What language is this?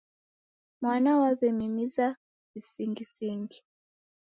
Taita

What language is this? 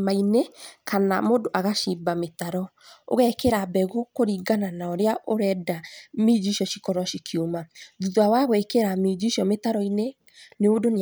Kikuyu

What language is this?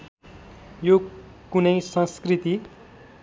Nepali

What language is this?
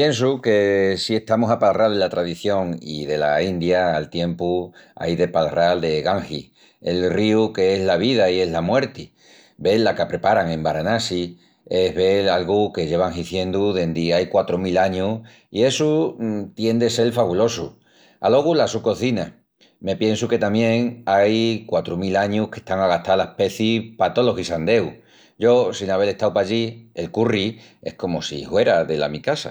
Extremaduran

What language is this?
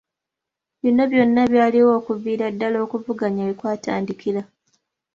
Ganda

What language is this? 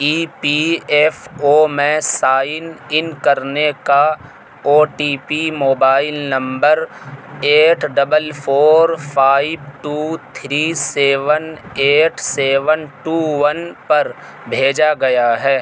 Urdu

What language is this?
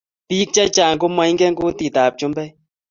Kalenjin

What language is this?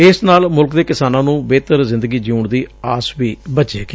Punjabi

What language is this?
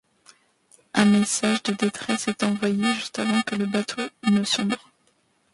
French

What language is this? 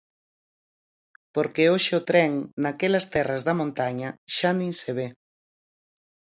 Galician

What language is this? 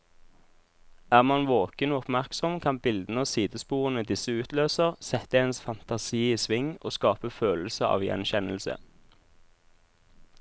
Norwegian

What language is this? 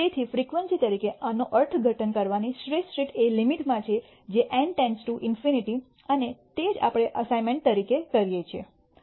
Gujarati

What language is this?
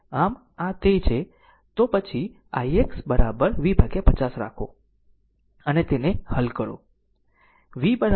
Gujarati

